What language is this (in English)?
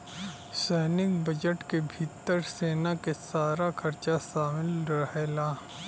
Bhojpuri